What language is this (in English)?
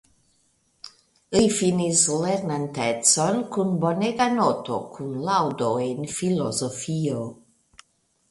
Esperanto